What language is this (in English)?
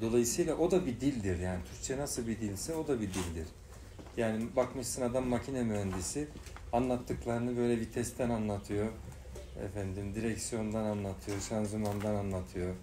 Turkish